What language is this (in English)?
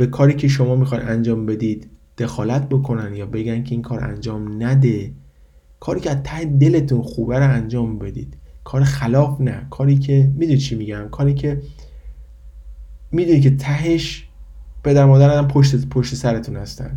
Persian